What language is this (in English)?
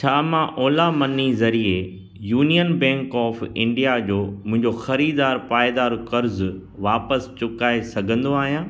Sindhi